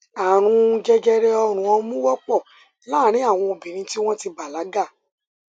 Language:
Yoruba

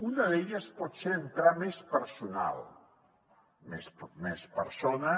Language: Catalan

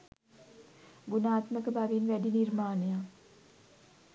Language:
Sinhala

